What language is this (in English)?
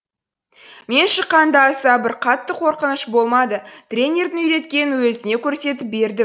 Kazakh